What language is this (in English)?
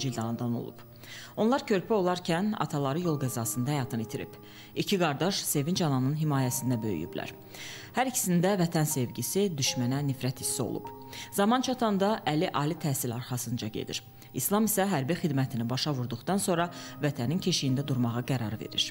Turkish